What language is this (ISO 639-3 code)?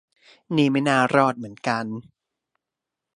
tha